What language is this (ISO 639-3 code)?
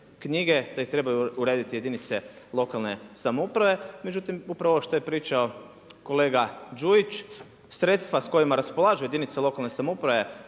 hrv